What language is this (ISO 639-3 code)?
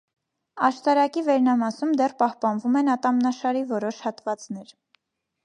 hye